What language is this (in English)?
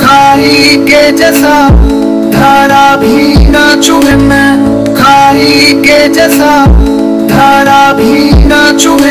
Hindi